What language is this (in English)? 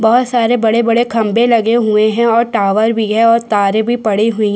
Hindi